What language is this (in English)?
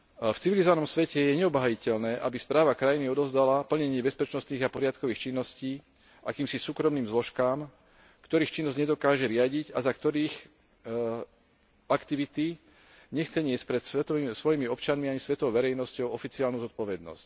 Slovak